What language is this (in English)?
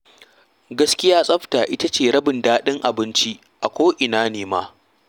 Hausa